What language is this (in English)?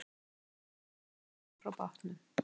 Icelandic